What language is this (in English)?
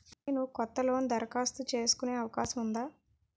Telugu